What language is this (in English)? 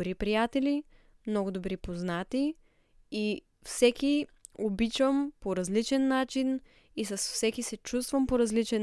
Bulgarian